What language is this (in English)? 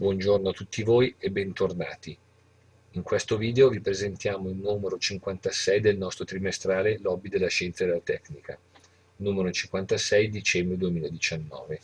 Italian